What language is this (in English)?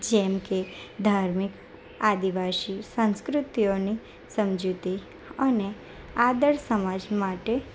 Gujarati